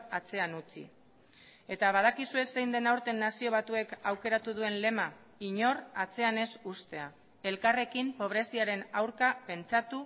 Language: Basque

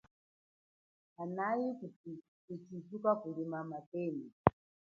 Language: Chokwe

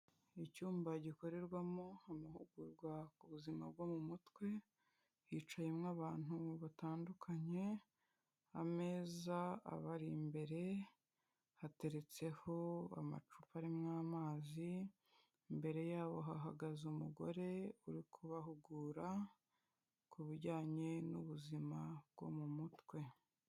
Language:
Kinyarwanda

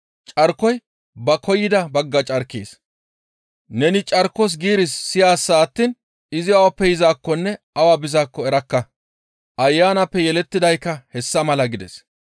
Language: Gamo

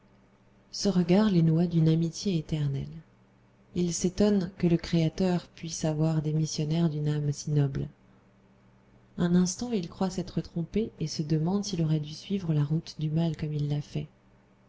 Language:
French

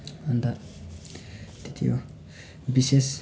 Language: Nepali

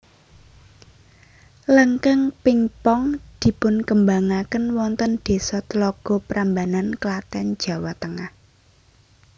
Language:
Javanese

